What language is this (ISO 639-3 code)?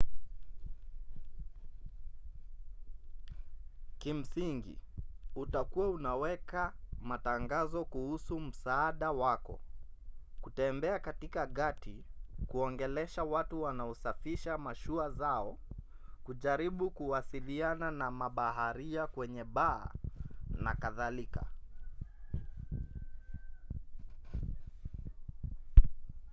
swa